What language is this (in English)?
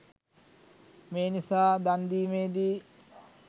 Sinhala